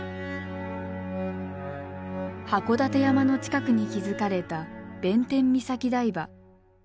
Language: Japanese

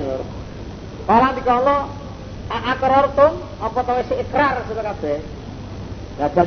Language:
Indonesian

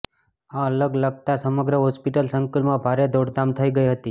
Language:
Gujarati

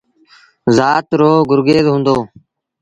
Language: Sindhi Bhil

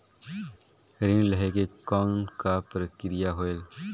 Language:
Chhattisgarhi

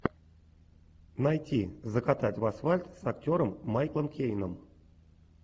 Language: Russian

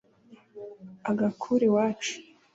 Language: Kinyarwanda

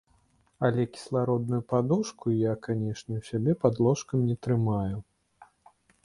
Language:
Belarusian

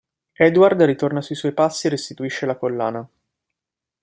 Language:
Italian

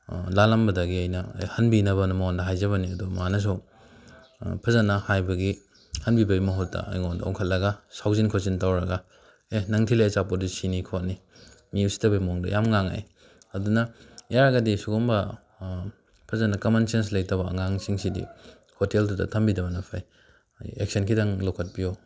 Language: Manipuri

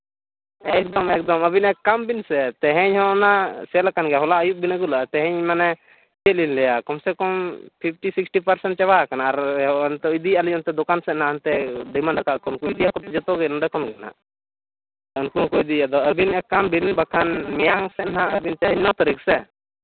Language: Santali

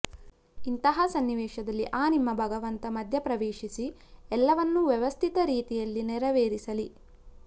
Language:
Kannada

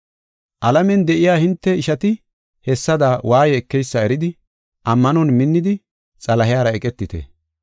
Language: Gofa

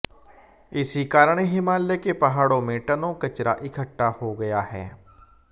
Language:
Hindi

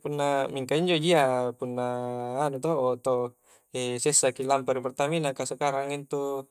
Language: Coastal Konjo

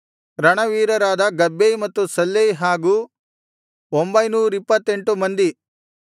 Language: Kannada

